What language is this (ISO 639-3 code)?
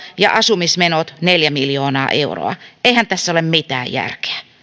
fin